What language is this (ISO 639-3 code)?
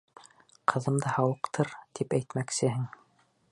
bak